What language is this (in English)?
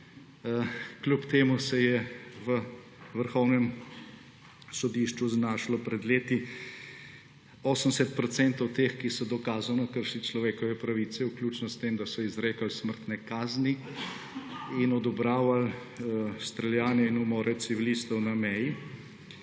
Slovenian